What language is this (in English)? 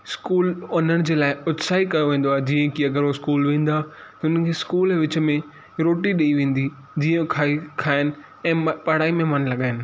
Sindhi